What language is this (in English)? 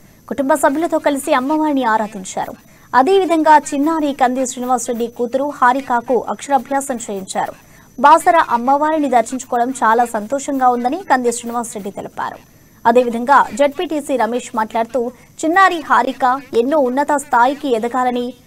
Telugu